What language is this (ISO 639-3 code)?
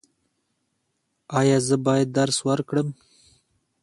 pus